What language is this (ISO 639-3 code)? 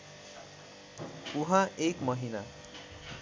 nep